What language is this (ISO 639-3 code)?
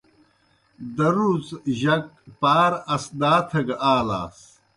plk